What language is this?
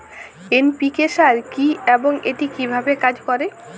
Bangla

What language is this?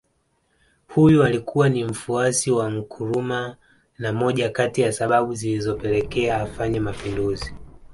Swahili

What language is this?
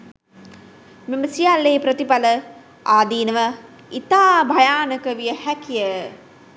Sinhala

